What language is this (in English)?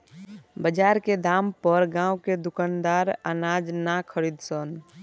Bhojpuri